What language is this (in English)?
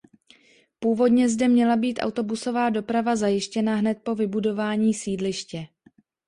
Czech